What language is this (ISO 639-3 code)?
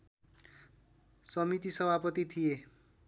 nep